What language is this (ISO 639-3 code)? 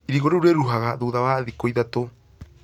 kik